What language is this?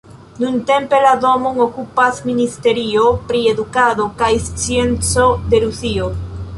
Esperanto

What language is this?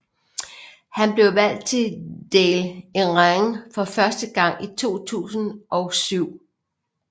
Danish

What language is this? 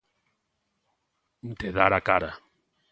Galician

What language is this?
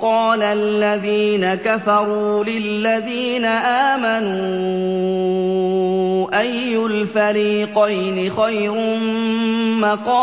Arabic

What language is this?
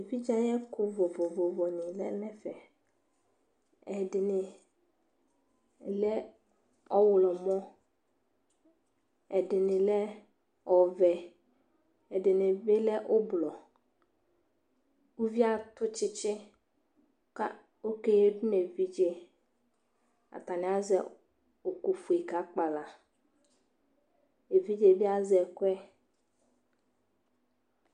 Ikposo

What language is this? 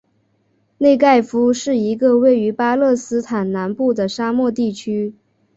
Chinese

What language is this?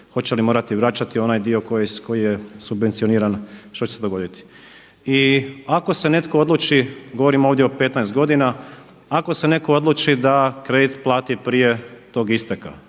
Croatian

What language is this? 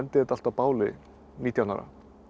Icelandic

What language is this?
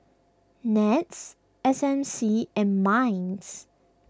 English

